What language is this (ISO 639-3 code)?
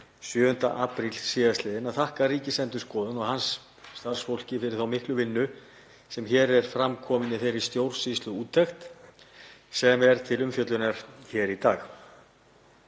isl